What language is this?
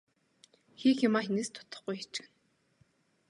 Mongolian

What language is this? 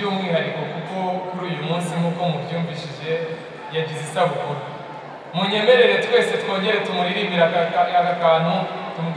Romanian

